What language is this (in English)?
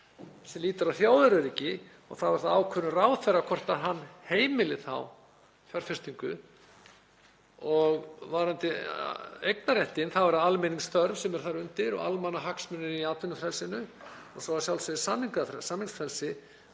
Icelandic